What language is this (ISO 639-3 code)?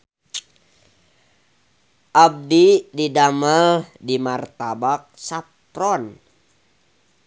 sun